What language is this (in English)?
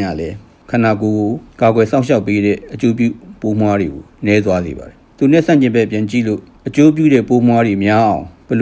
Japanese